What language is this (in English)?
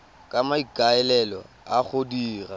Tswana